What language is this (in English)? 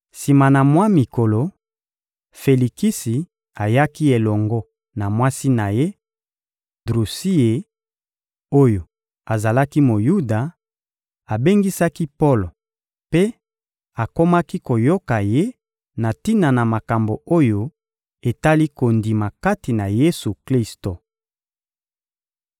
Lingala